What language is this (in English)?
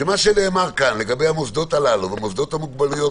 Hebrew